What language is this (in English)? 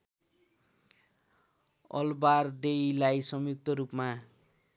Nepali